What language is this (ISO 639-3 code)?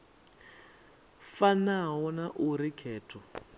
ven